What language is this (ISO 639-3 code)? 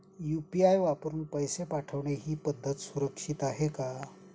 mar